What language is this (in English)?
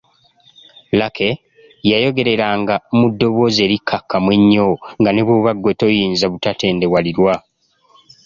Ganda